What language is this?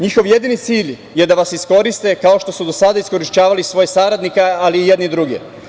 Serbian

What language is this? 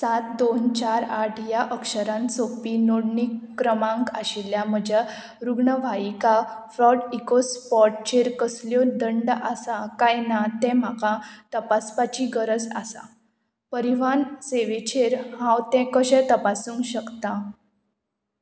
Konkani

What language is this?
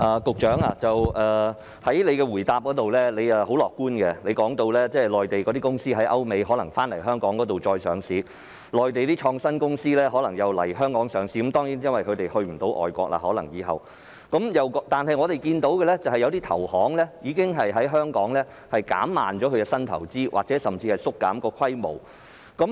Cantonese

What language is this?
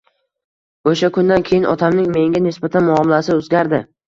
Uzbek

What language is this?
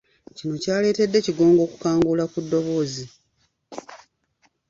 Ganda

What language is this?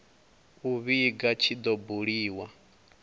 Venda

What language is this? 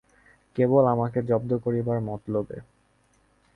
Bangla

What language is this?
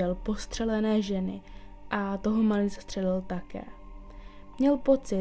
Czech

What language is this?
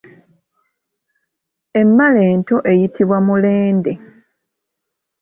Ganda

